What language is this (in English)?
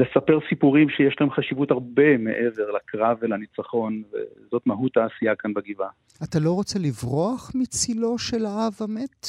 Hebrew